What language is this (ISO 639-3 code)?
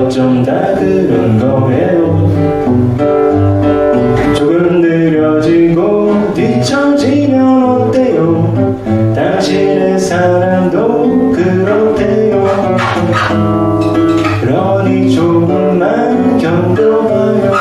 kor